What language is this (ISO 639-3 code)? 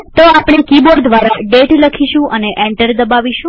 guj